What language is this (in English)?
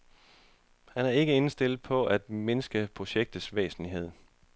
Danish